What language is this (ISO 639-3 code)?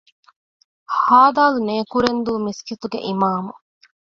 div